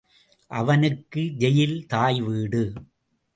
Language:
Tamil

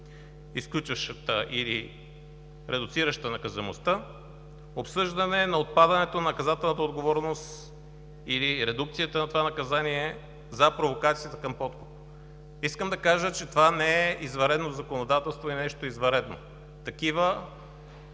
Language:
Bulgarian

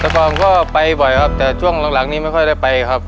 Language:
Thai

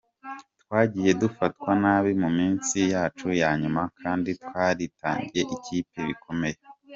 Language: Kinyarwanda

